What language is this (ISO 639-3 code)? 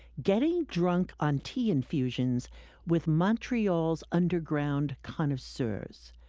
eng